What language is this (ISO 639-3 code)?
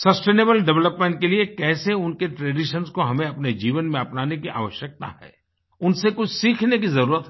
hin